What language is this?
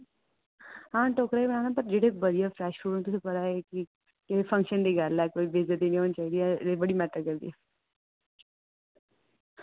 Dogri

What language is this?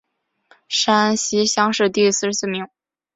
Chinese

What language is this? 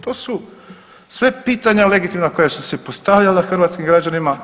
Croatian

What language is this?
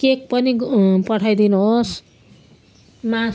Nepali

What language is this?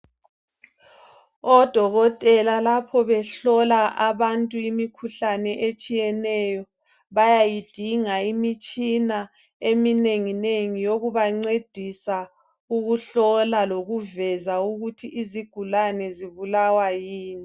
North Ndebele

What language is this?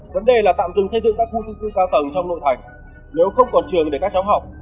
Vietnamese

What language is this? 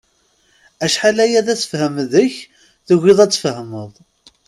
Kabyle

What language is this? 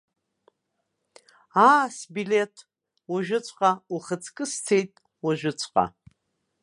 Abkhazian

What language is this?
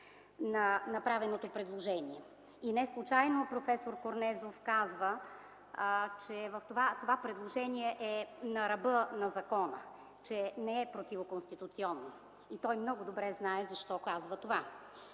Bulgarian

